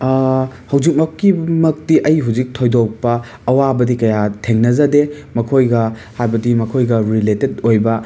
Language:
Manipuri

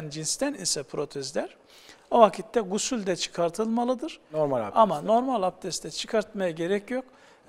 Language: Turkish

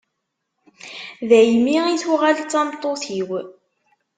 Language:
Kabyle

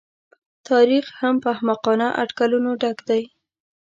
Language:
Pashto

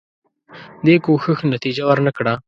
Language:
Pashto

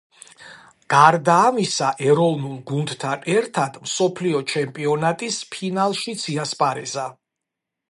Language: Georgian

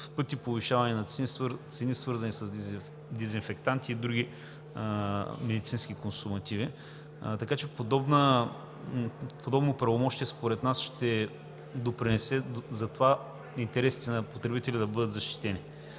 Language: Bulgarian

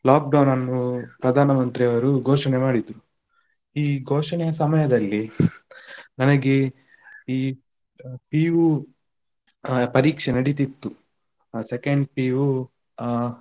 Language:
Kannada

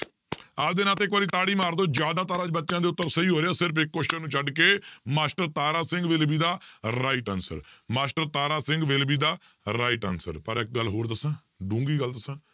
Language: Punjabi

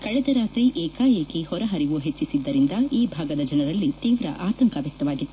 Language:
Kannada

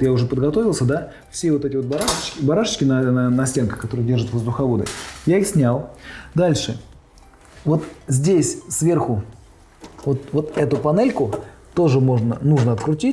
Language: Russian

